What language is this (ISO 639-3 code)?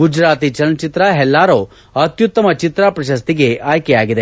kan